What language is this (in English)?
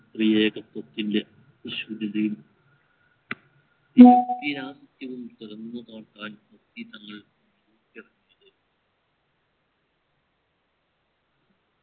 Malayalam